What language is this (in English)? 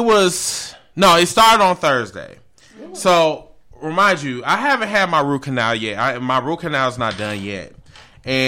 English